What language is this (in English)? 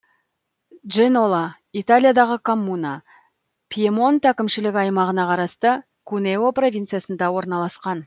Kazakh